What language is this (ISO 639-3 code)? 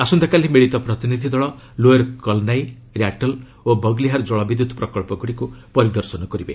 ori